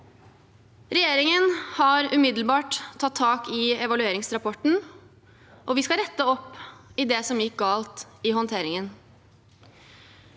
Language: Norwegian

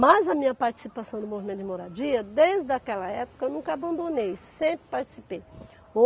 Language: Portuguese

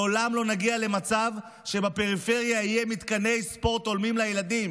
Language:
Hebrew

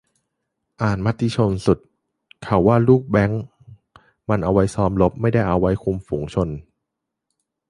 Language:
Thai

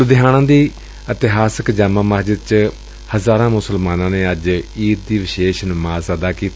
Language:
Punjabi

